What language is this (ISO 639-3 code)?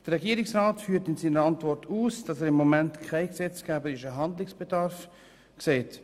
gsw